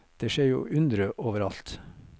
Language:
Norwegian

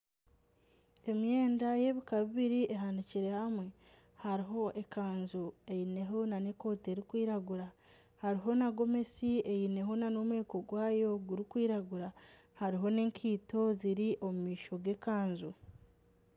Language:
Nyankole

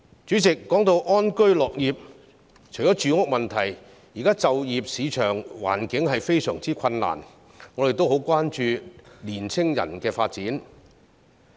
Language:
Cantonese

